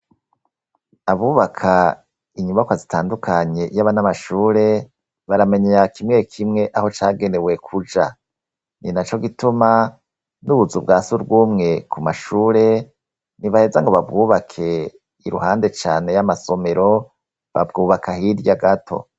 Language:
Rundi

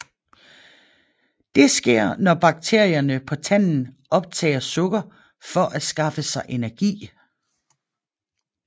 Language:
Danish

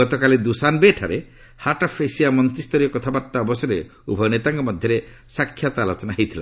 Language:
Odia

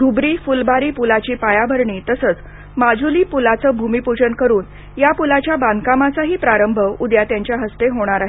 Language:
Marathi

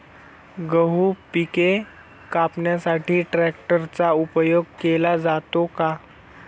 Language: Marathi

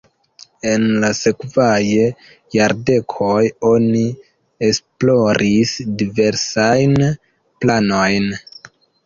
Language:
Esperanto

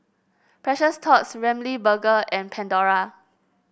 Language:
English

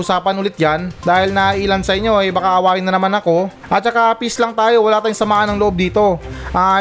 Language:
Filipino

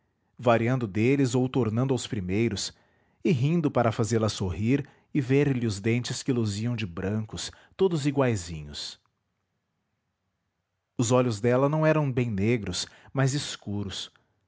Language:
Portuguese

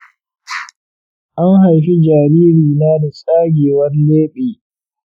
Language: Hausa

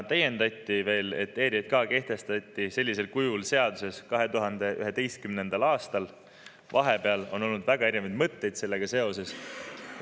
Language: Estonian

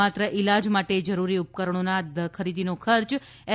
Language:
Gujarati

